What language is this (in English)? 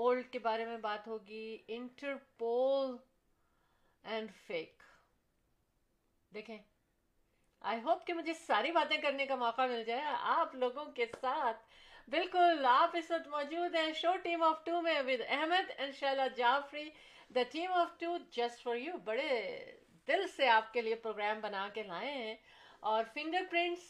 Urdu